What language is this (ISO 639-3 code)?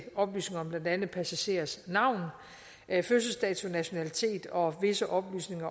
dan